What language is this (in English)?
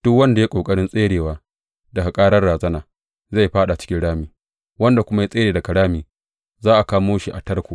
Hausa